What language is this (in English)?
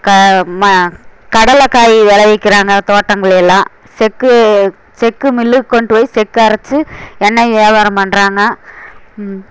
Tamil